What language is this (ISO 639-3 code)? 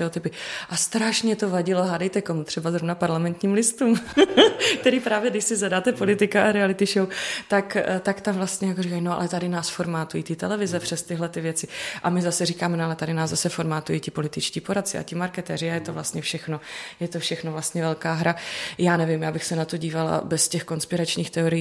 ces